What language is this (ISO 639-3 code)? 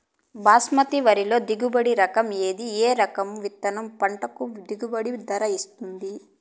tel